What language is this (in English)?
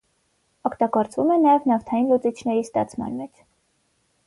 Armenian